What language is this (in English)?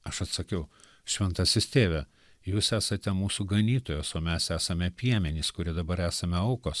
Lithuanian